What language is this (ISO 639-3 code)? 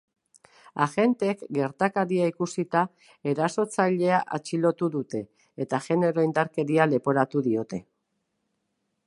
eus